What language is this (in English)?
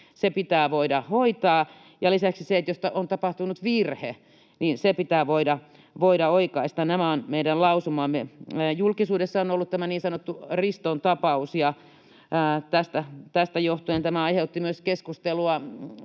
Finnish